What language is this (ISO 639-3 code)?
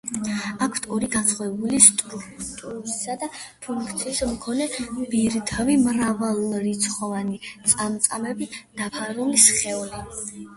kat